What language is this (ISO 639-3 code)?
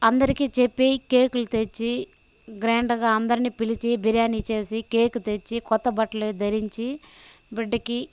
tel